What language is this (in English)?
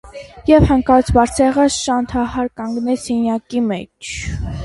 Armenian